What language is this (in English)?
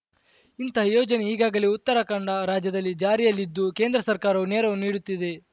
Kannada